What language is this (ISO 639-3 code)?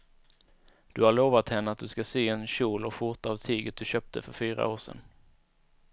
swe